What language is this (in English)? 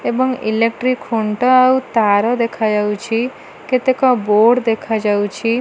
Odia